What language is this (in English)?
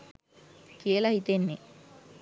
Sinhala